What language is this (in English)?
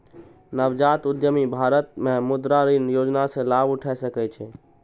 Maithili